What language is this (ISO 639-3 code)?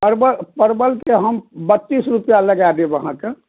mai